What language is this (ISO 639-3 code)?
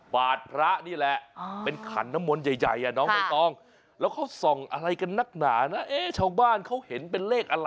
tha